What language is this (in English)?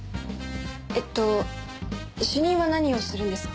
Japanese